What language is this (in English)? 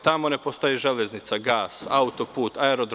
Serbian